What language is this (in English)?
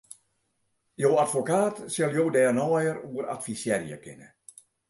Western Frisian